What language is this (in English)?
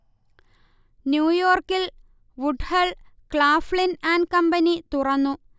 Malayalam